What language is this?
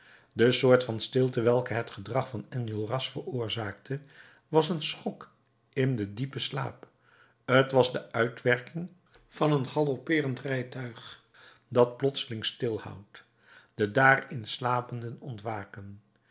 Dutch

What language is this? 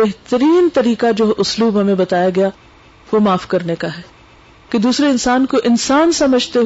Urdu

